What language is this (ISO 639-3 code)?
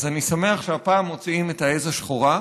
heb